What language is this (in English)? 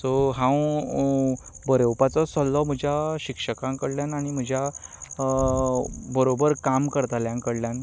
Konkani